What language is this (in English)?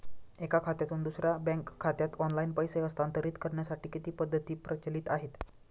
Marathi